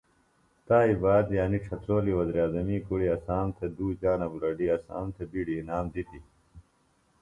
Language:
Phalura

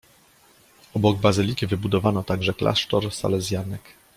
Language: Polish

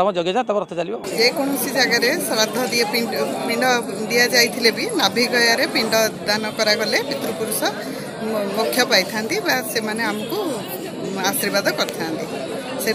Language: Turkish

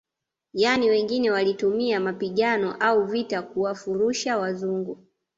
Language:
Swahili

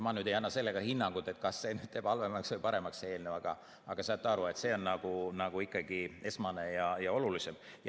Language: Estonian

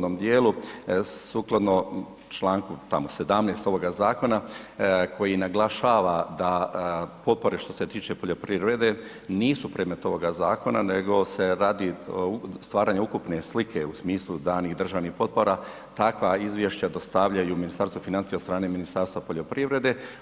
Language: Croatian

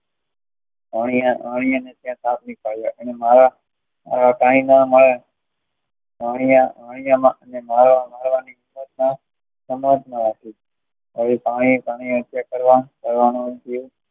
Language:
Gujarati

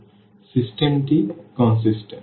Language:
Bangla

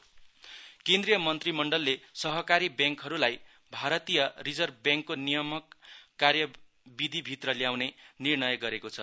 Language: Nepali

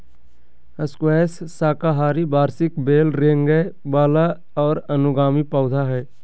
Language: Magahi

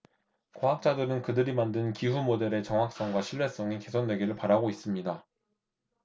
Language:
Korean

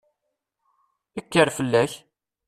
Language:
Kabyle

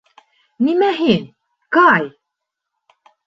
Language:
Bashkir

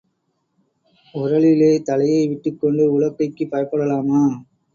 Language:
Tamil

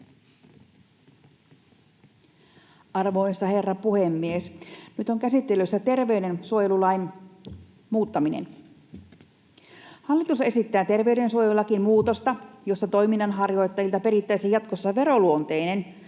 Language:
Finnish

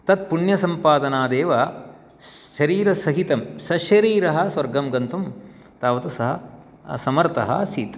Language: Sanskrit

